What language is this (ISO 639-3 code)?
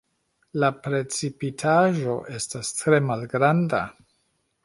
epo